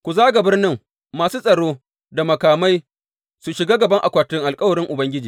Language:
Hausa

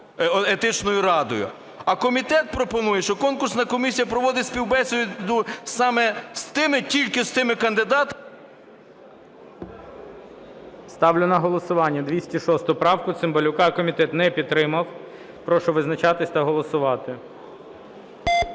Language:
Ukrainian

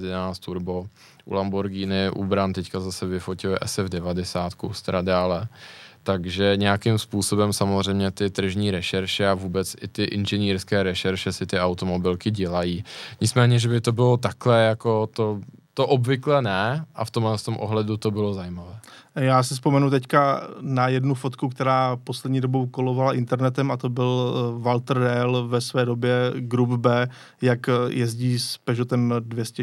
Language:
Czech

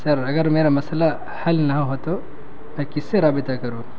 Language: Urdu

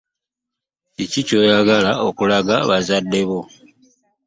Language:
Ganda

